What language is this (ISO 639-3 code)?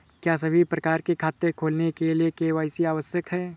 hin